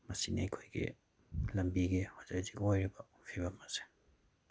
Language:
Manipuri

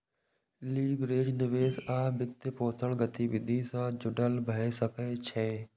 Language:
Maithili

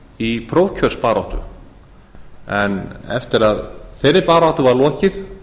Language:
Icelandic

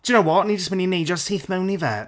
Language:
Welsh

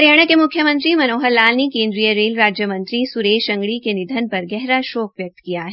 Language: Hindi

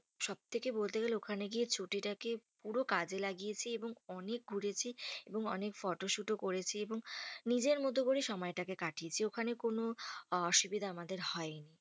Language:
Bangla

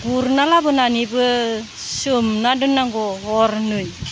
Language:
Bodo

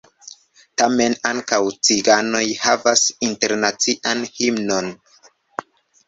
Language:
Esperanto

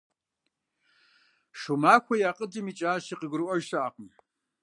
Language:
Kabardian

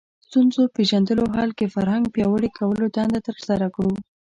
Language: Pashto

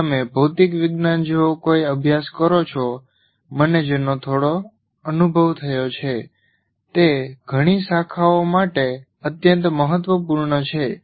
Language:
Gujarati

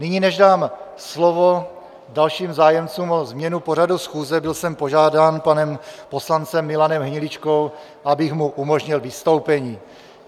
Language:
Czech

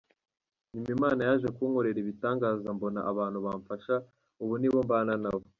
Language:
Kinyarwanda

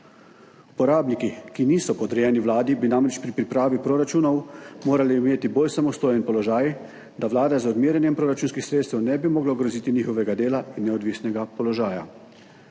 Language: Slovenian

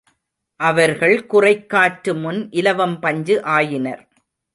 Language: Tamil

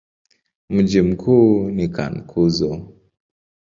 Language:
Swahili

